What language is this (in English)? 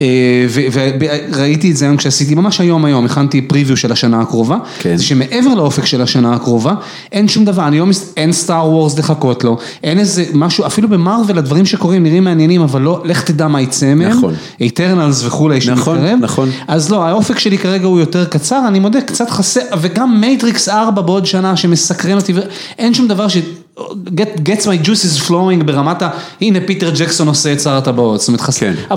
Hebrew